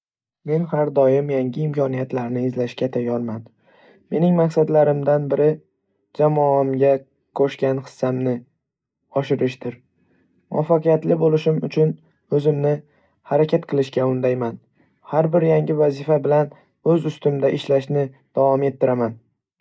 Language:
Uzbek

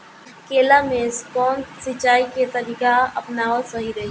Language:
Bhojpuri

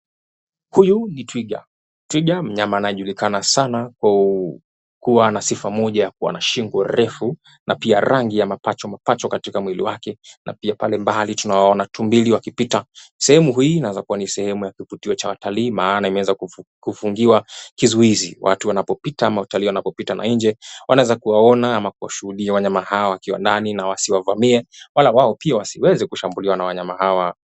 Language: Swahili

